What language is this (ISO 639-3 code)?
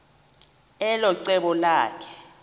xho